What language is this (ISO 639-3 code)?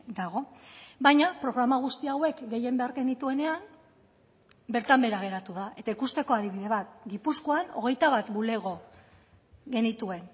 eus